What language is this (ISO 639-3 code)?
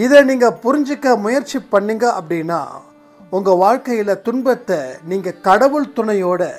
tam